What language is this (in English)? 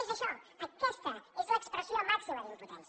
Catalan